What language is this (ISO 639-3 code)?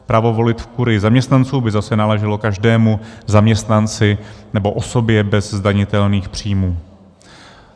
ces